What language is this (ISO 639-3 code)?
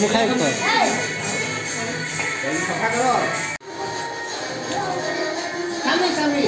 ara